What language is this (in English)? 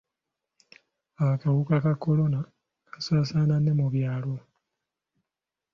Ganda